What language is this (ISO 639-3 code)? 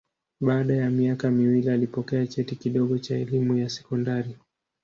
swa